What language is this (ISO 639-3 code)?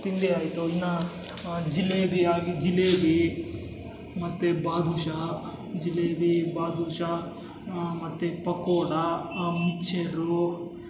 kan